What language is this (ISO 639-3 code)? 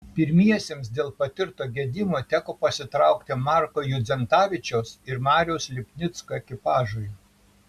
lit